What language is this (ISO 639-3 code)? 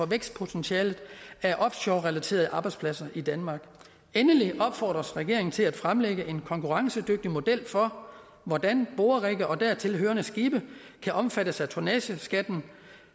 dan